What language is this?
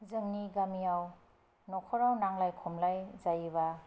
Bodo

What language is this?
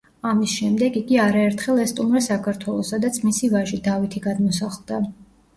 Georgian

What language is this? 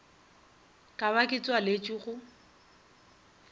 Northern Sotho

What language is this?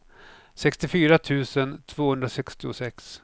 Swedish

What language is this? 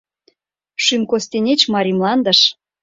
Mari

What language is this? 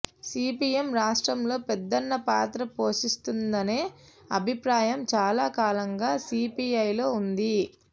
Telugu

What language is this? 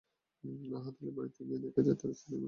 Bangla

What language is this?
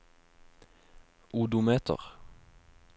Norwegian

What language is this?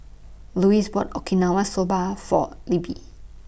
English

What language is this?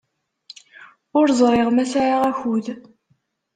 Kabyle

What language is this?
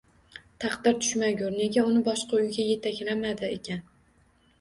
Uzbek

